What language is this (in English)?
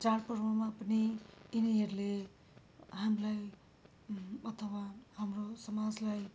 Nepali